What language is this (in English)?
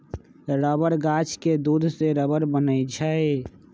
Magahi